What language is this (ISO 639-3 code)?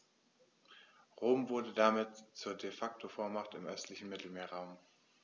deu